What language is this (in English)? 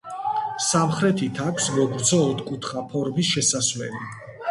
Georgian